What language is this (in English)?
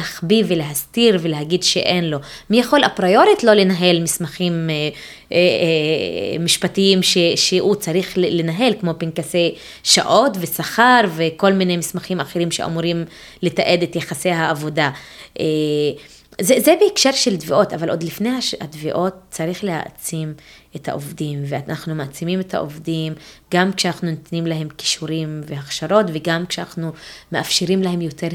Hebrew